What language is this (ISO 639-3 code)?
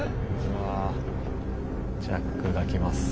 jpn